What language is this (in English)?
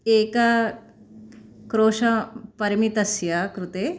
Sanskrit